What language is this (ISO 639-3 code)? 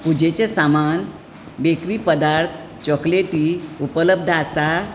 kok